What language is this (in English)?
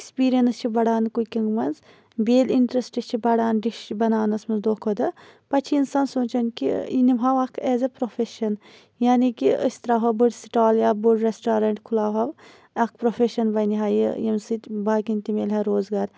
Kashmiri